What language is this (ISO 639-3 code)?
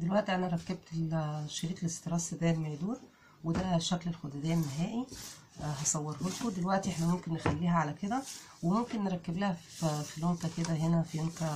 ara